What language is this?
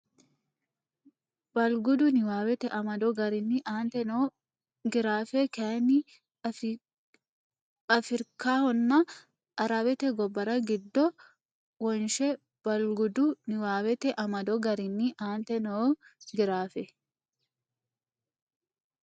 Sidamo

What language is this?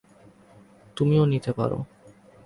Bangla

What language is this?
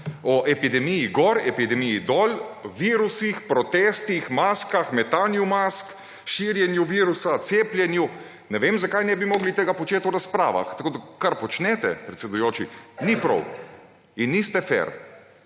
Slovenian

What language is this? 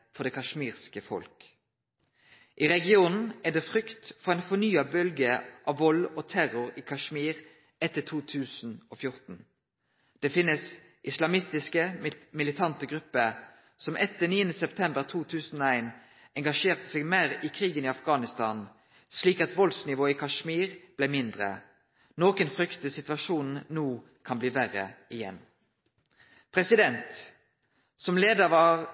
Norwegian Nynorsk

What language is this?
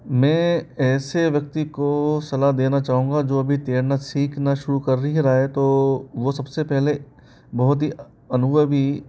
Hindi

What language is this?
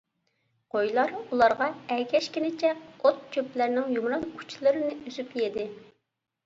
Uyghur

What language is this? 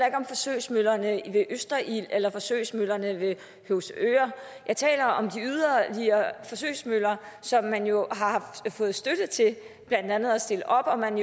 Danish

